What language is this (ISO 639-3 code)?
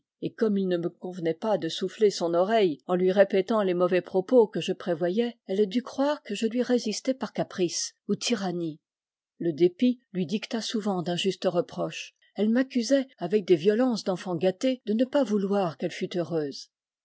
fra